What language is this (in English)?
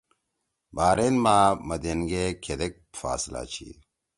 Torwali